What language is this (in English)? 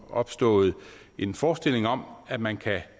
Danish